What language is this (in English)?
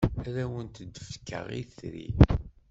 Kabyle